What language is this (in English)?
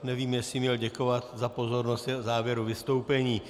Czech